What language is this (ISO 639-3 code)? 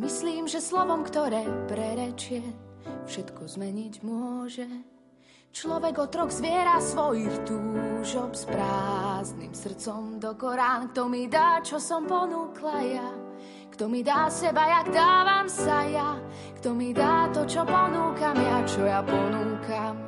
slk